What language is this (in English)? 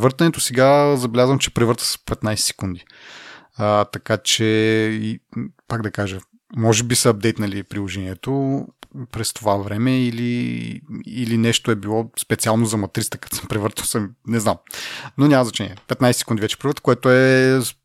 Bulgarian